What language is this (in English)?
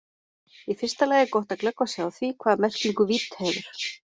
Icelandic